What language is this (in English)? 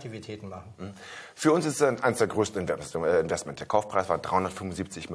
German